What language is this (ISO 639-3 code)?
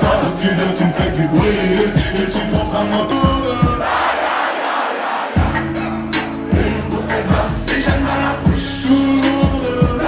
fra